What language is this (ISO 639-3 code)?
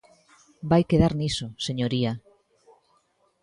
glg